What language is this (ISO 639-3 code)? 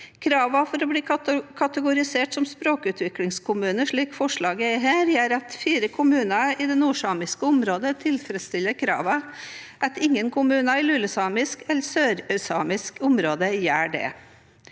nor